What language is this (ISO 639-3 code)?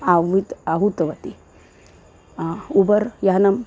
san